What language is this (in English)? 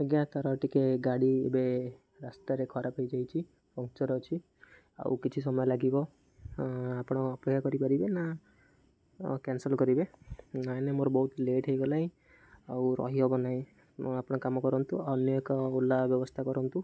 Odia